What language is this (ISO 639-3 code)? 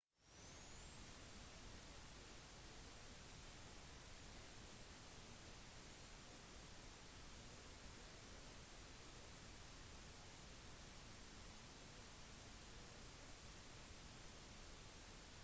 nob